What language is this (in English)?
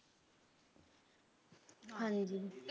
Punjabi